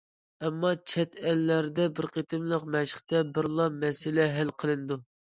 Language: Uyghur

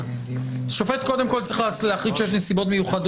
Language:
Hebrew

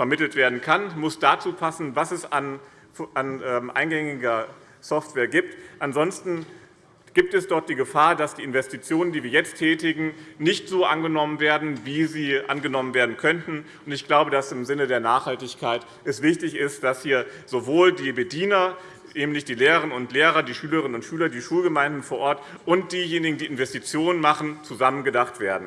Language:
German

